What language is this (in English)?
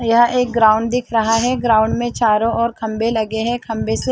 Hindi